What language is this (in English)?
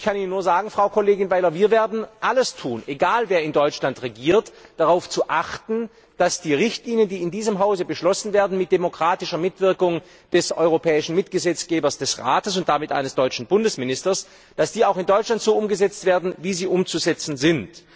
German